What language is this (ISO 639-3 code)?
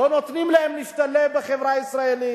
heb